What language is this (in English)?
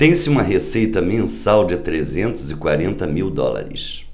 Portuguese